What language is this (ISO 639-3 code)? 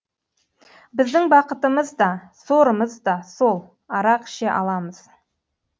kaz